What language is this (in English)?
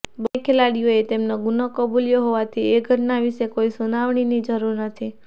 Gujarati